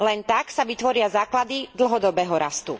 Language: Slovak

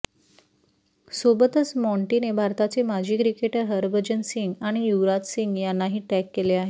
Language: Marathi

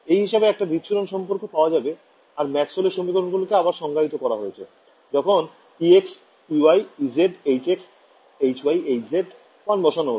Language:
Bangla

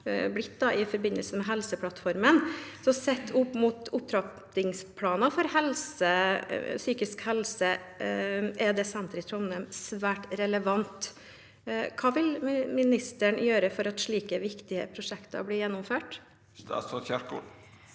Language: Norwegian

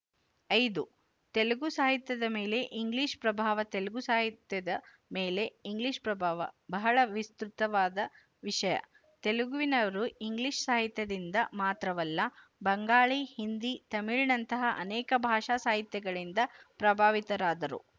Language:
Kannada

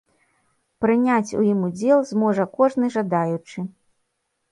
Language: Belarusian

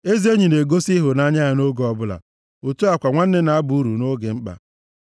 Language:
Igbo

